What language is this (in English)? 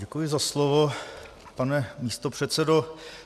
Czech